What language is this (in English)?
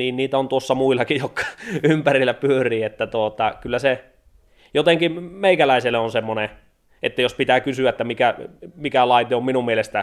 Finnish